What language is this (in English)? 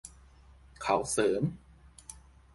Thai